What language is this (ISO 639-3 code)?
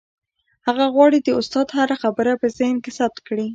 pus